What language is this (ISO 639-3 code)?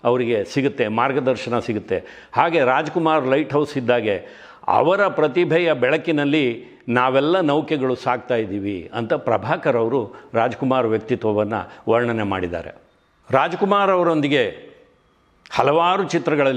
kor